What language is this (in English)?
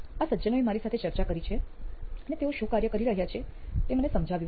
Gujarati